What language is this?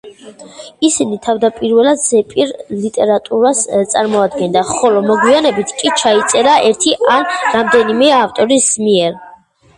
Georgian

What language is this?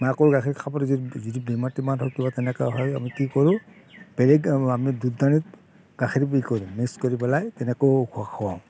Assamese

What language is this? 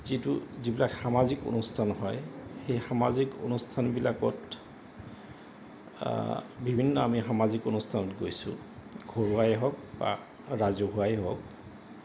Assamese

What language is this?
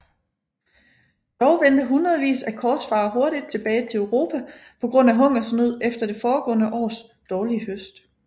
Danish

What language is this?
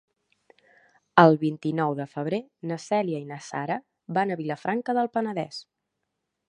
Catalan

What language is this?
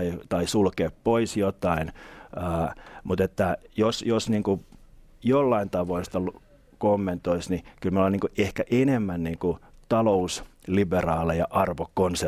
Finnish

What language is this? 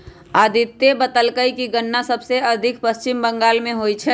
Magahi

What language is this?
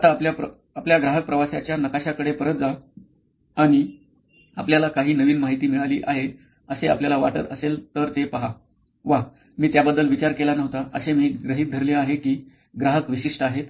Marathi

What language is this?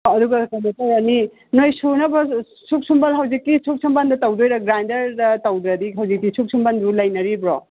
Manipuri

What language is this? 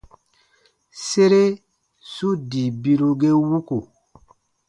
Baatonum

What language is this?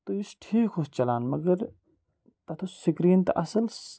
Kashmiri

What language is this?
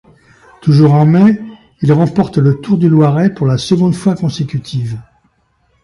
French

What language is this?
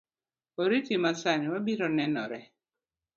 Luo (Kenya and Tanzania)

